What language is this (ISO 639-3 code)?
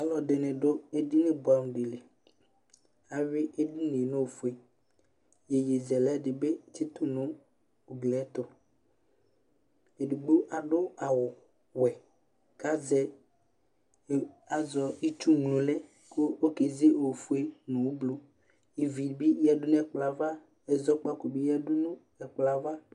kpo